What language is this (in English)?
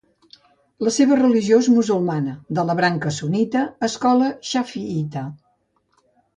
Catalan